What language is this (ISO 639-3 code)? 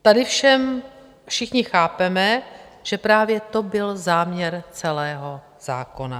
ces